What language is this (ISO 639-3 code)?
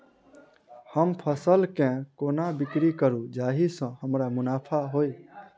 mai